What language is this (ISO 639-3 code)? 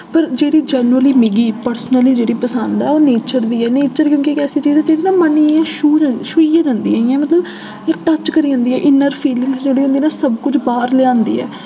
doi